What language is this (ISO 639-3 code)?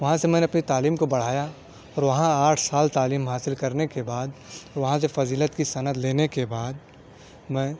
urd